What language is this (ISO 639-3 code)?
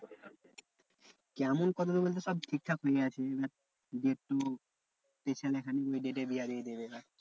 ben